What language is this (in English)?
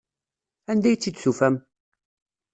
Kabyle